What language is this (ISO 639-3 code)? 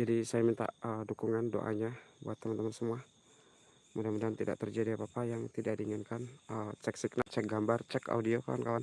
ind